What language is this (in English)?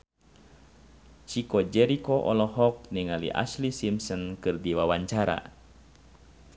Sundanese